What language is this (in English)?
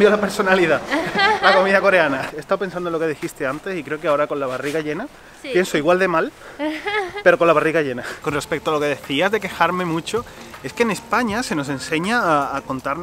Spanish